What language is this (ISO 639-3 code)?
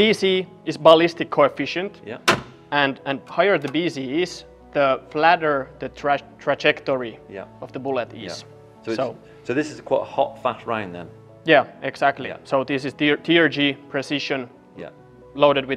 eng